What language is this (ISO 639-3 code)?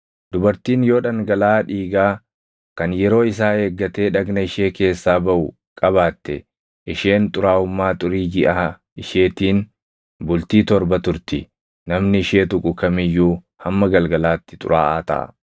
orm